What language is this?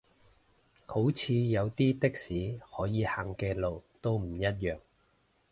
Cantonese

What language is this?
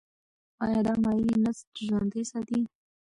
Pashto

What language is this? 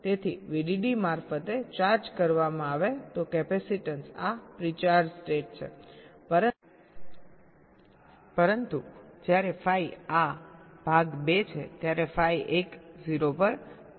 Gujarati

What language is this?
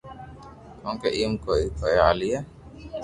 Loarki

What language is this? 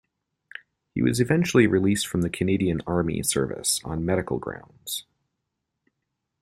English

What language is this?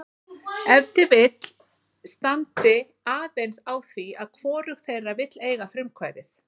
Icelandic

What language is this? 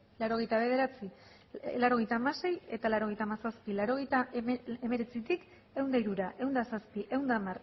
Basque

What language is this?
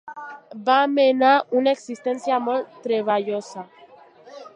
Catalan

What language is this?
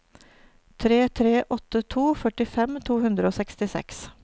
Norwegian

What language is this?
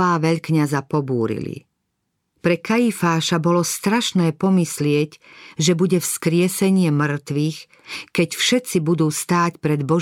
Slovak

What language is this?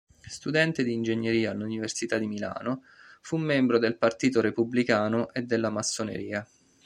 Italian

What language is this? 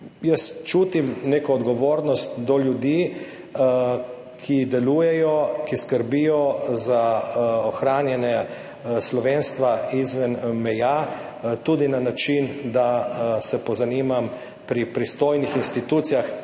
Slovenian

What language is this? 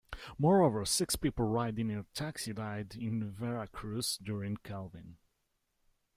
English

